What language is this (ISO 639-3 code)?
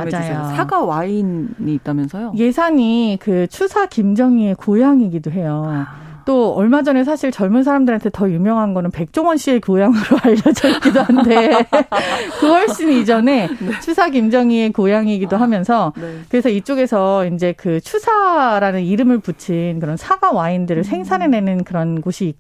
kor